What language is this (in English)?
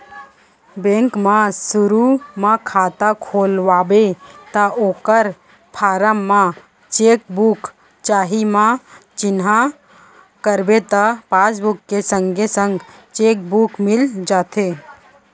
Chhattisgarhi